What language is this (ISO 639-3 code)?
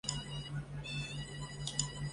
zho